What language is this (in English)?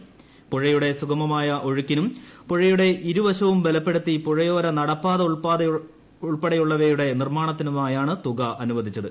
Malayalam